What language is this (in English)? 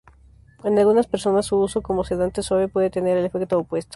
Spanish